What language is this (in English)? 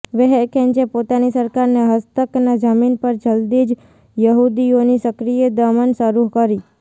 Gujarati